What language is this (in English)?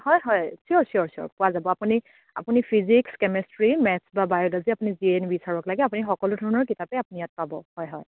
Assamese